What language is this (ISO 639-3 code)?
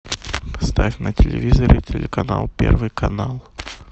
rus